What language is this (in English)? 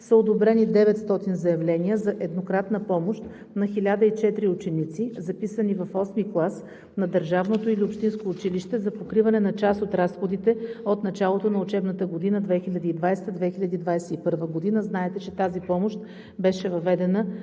Bulgarian